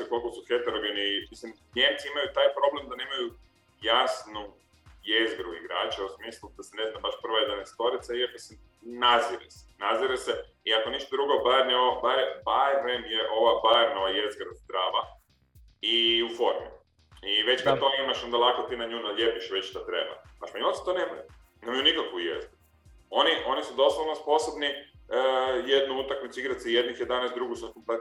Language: Croatian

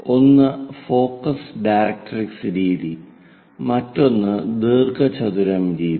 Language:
Malayalam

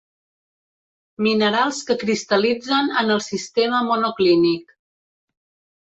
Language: Catalan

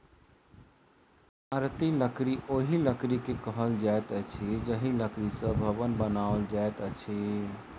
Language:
Maithili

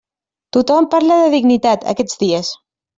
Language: Catalan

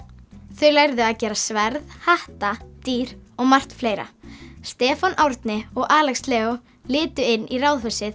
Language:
Icelandic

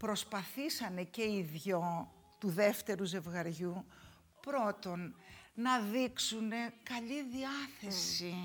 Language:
Greek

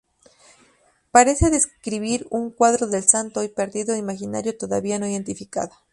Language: Spanish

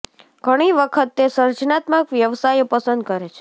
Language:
Gujarati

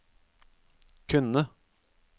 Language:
Norwegian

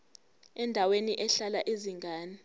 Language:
Zulu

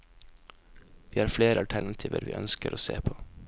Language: Norwegian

